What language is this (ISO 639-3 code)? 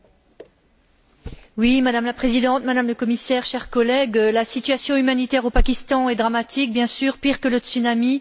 fra